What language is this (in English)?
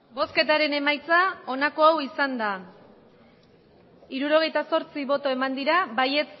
Basque